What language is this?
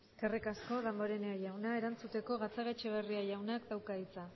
Basque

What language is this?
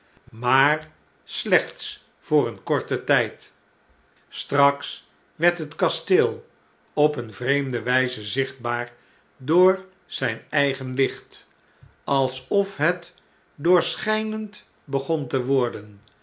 Dutch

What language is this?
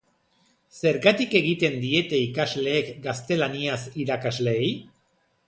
Basque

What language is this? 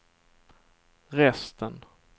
Swedish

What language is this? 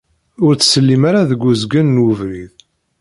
Kabyle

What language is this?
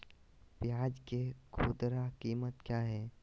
Magahi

